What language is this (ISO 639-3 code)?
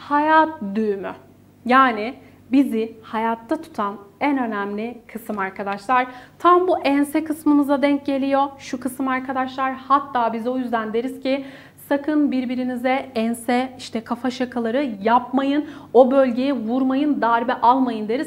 tur